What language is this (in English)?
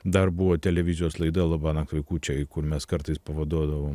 Lithuanian